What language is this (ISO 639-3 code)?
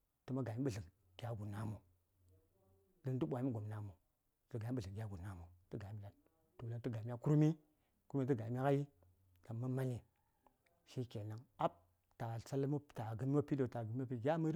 say